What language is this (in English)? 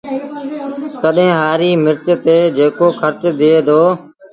Sindhi Bhil